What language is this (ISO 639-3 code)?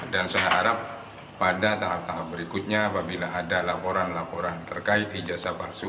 ind